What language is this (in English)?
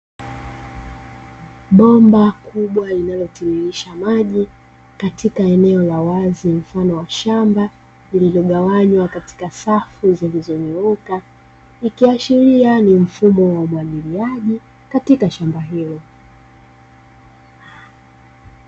Swahili